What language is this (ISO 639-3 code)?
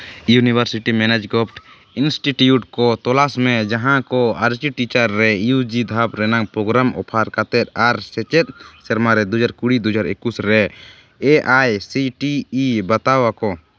sat